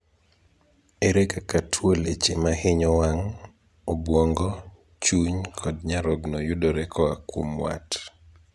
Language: Luo (Kenya and Tanzania)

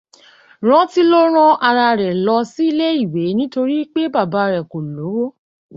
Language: Yoruba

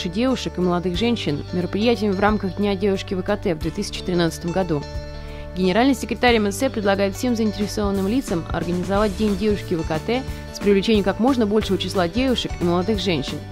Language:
Russian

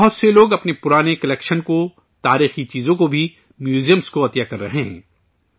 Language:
Urdu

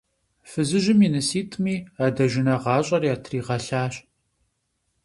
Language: Kabardian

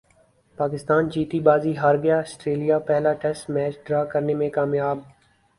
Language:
Urdu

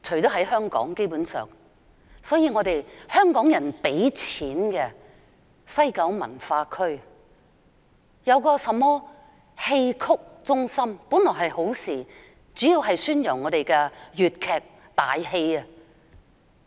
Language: Cantonese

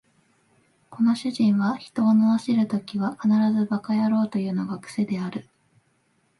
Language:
Japanese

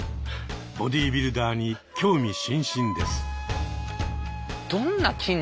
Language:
Japanese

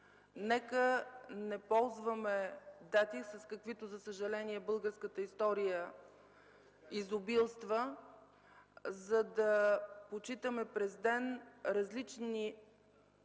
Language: Bulgarian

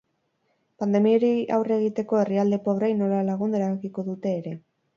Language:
Basque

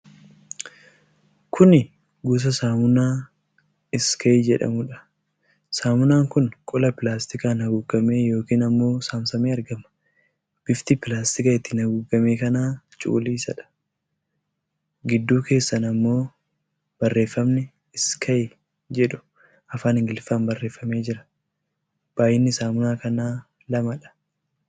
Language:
Oromo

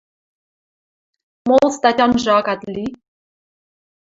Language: Western Mari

